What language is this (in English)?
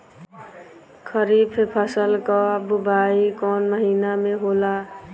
Bhojpuri